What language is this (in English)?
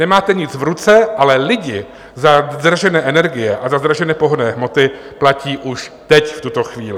Czech